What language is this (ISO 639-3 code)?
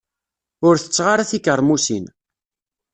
kab